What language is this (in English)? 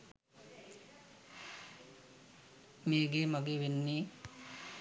Sinhala